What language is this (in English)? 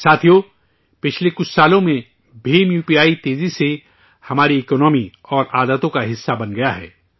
Urdu